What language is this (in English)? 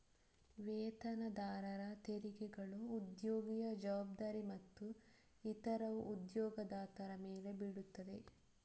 Kannada